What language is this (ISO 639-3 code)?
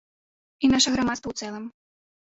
bel